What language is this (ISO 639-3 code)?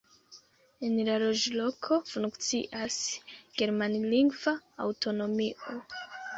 epo